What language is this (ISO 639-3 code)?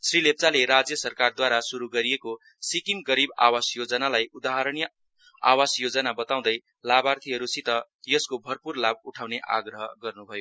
nep